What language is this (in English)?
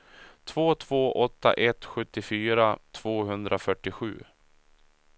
Swedish